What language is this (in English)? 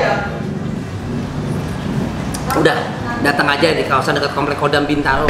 Indonesian